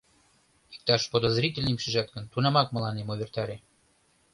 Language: Mari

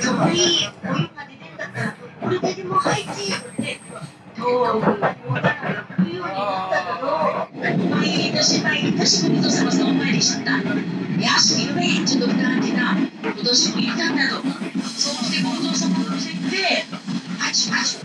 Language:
Japanese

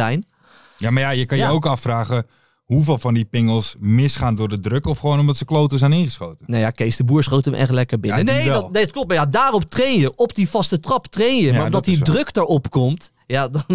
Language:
Dutch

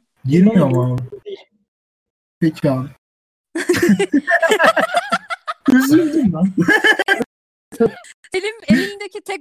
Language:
Turkish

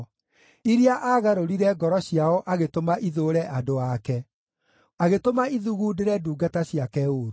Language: Kikuyu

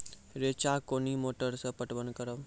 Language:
Maithili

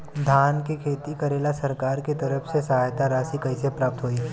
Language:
Bhojpuri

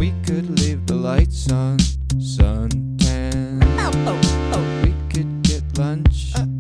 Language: English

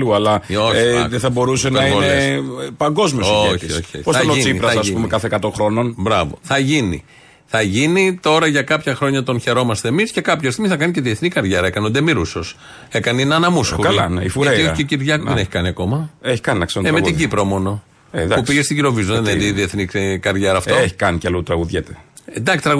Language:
Greek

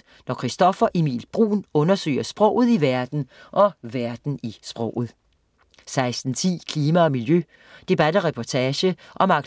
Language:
Danish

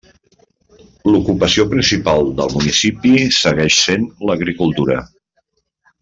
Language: Catalan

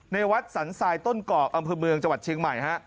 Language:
Thai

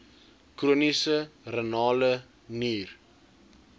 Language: Afrikaans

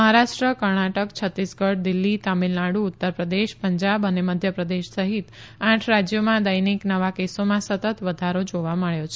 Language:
Gujarati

